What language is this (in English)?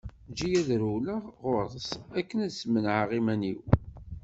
Kabyle